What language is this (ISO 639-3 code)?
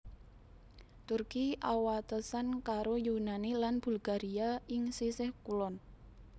jav